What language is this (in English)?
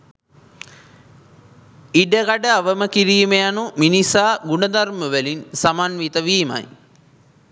Sinhala